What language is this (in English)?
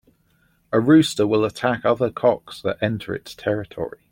English